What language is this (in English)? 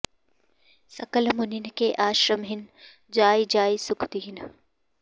Sanskrit